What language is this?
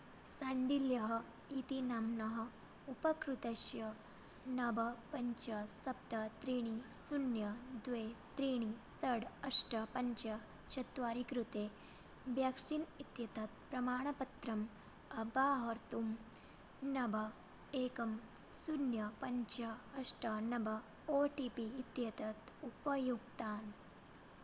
Sanskrit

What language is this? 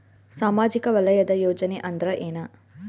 Kannada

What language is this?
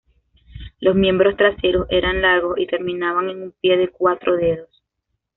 Spanish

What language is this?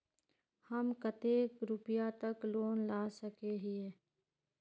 Magahi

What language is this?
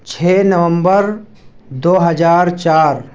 Urdu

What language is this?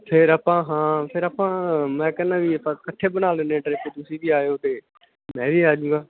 Punjabi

